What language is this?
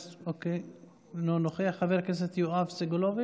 Hebrew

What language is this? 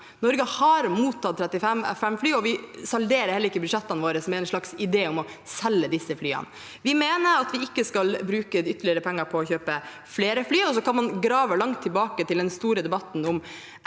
Norwegian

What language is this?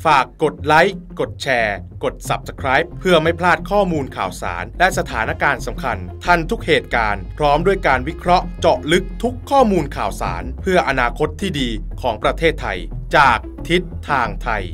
Thai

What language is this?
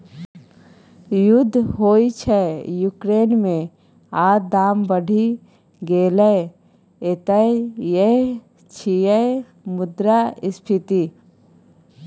Maithili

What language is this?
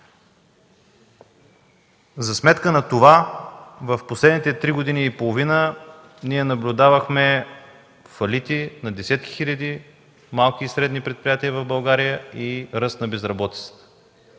Bulgarian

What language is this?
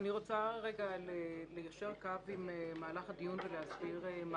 Hebrew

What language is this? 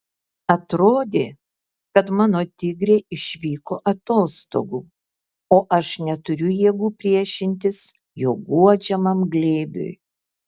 Lithuanian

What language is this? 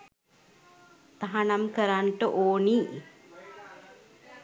Sinhala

